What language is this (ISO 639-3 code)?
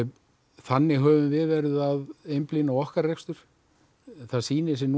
isl